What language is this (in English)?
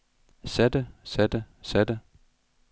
Danish